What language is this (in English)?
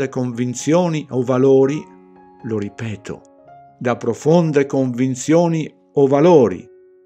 Italian